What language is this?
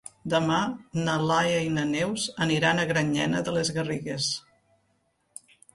Catalan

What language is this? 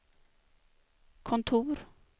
Swedish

